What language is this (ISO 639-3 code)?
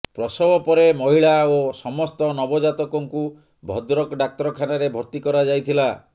ori